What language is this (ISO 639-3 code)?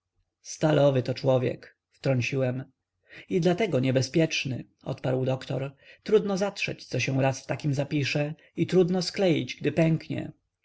pol